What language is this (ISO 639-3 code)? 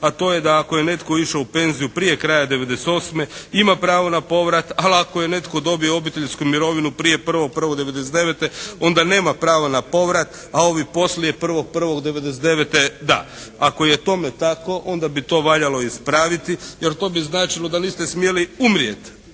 hrv